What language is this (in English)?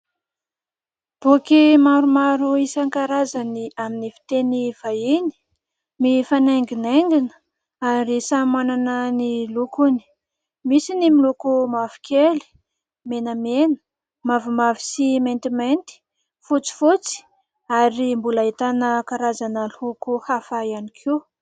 Malagasy